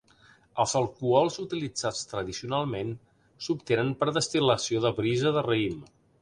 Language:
Catalan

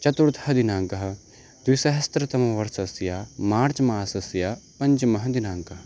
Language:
Sanskrit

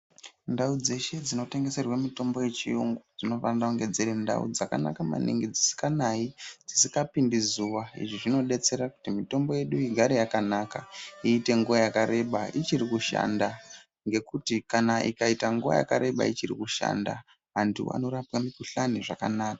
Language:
Ndau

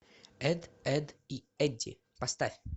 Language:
Russian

